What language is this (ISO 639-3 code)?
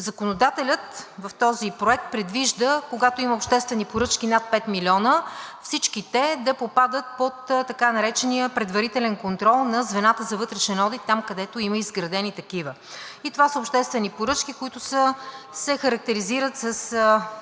bul